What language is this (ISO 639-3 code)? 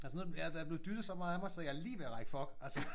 dan